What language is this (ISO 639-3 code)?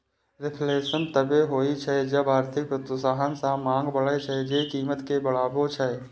mai